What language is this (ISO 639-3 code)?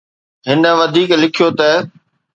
snd